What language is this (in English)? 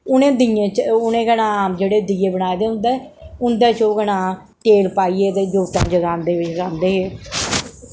Dogri